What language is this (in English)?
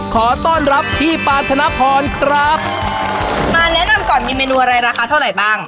Thai